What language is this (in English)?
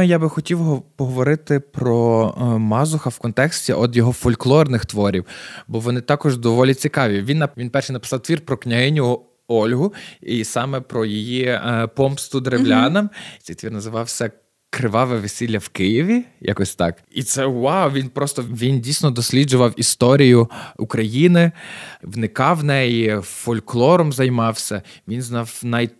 Ukrainian